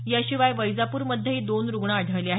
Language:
Marathi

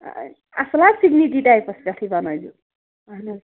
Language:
Kashmiri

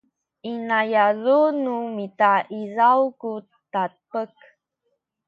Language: Sakizaya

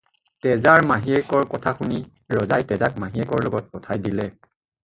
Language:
Assamese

